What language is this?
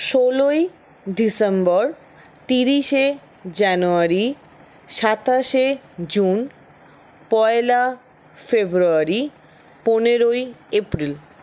Bangla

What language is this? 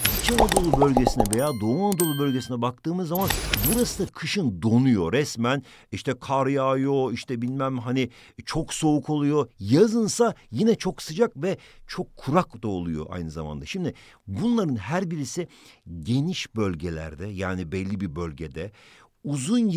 Turkish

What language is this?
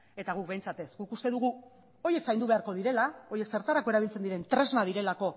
Basque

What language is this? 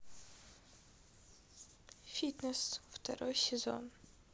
Russian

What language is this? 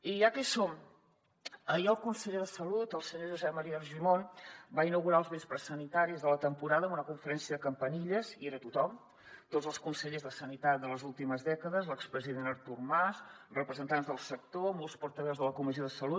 Catalan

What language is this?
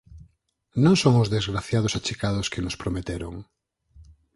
Galician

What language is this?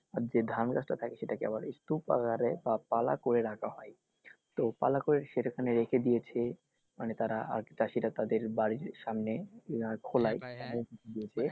Bangla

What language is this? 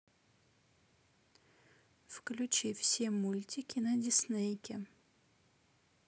Russian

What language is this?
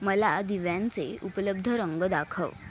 Marathi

